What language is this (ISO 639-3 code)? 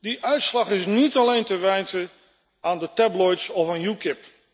nld